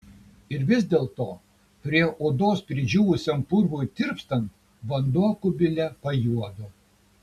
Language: Lithuanian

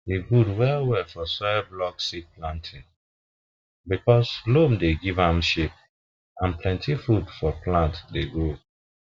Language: Nigerian Pidgin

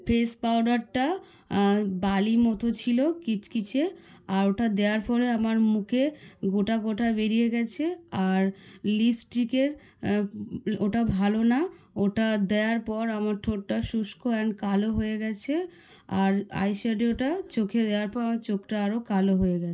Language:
Bangla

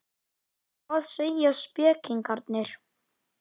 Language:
Icelandic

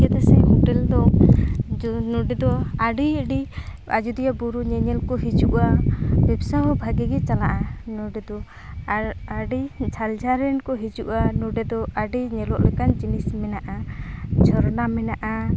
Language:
Santali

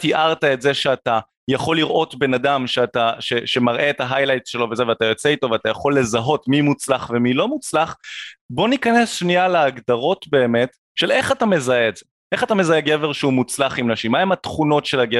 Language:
Hebrew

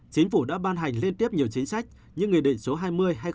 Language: Vietnamese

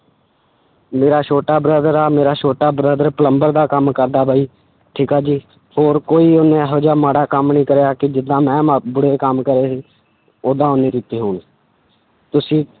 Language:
Punjabi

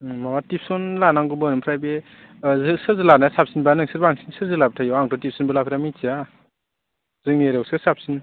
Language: Bodo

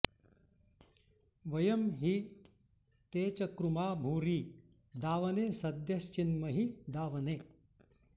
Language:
Sanskrit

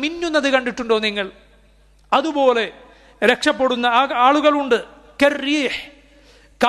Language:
Arabic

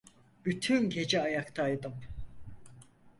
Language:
Turkish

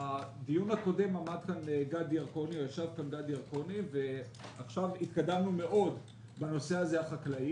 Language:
Hebrew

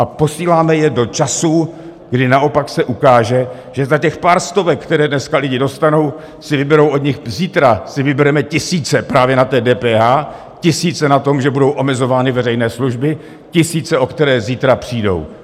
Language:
Czech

